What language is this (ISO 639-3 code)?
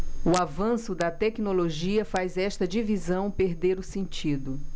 por